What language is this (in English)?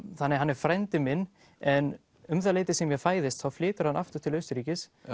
Icelandic